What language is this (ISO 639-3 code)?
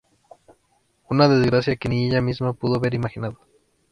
spa